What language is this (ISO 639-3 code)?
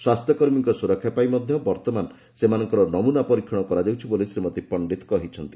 ori